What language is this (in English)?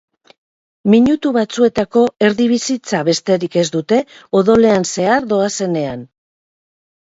Basque